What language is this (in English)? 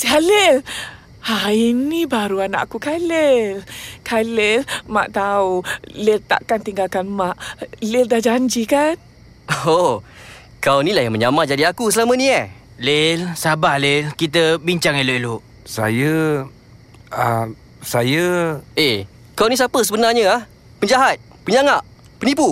Malay